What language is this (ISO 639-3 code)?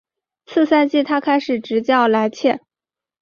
zho